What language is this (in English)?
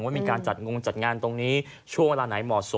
Thai